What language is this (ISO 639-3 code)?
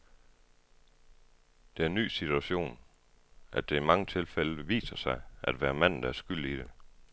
dan